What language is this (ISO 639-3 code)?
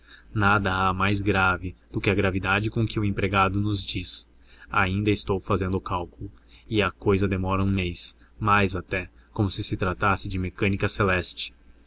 por